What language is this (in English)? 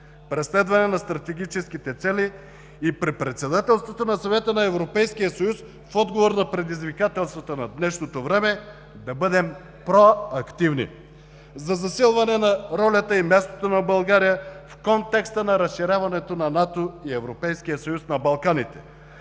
Bulgarian